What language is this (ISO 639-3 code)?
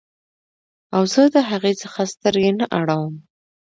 pus